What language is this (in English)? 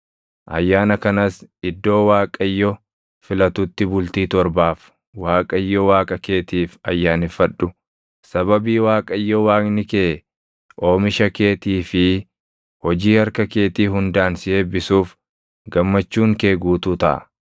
Oromo